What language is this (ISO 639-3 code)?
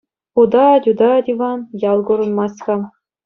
chv